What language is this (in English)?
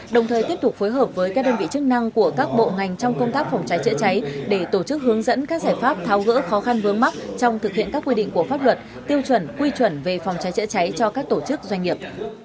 Vietnamese